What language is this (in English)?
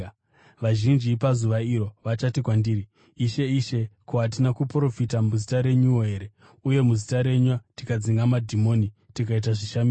Shona